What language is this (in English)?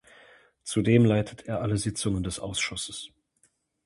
German